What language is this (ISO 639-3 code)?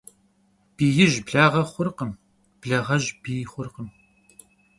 kbd